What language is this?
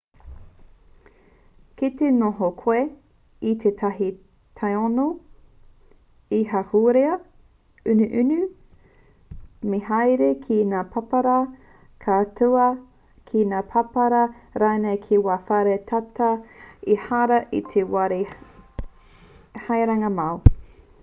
Māori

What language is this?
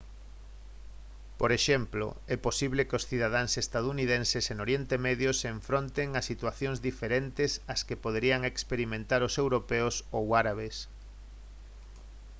Galician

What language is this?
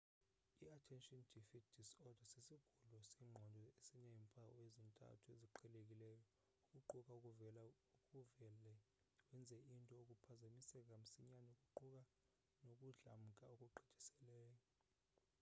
Xhosa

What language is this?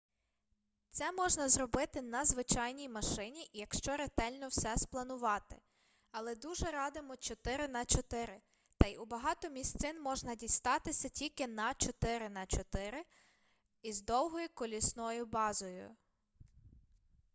Ukrainian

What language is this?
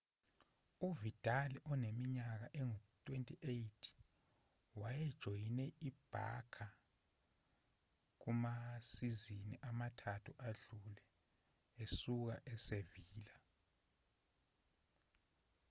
Zulu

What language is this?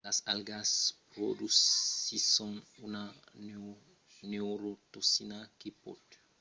Occitan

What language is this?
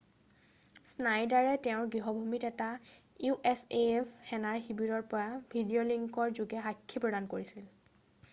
Assamese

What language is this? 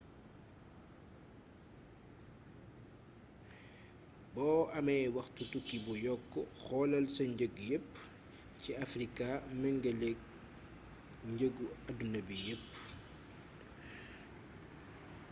Wolof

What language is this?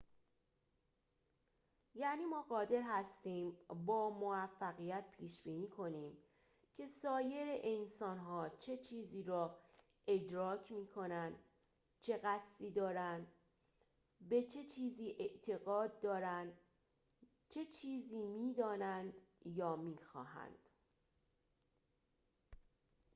Persian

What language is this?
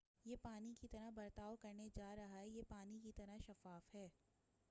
Urdu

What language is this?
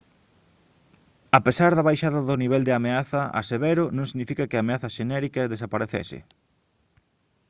Galician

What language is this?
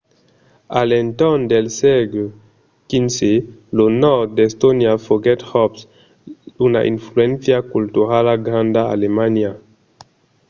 Occitan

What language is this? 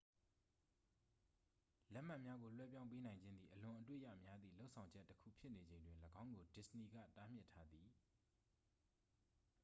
Burmese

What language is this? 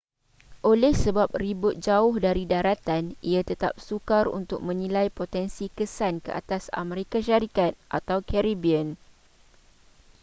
Malay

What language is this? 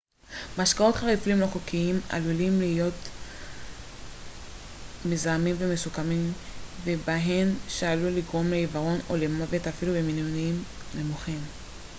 Hebrew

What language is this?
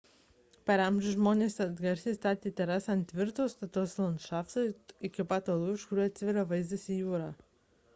Lithuanian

